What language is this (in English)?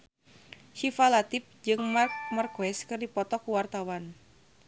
Sundanese